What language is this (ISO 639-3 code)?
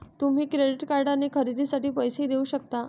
mar